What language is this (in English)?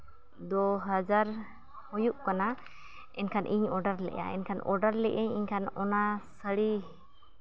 Santali